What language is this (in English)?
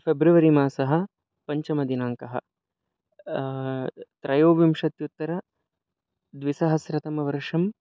Sanskrit